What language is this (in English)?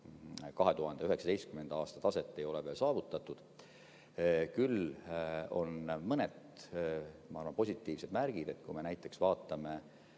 Estonian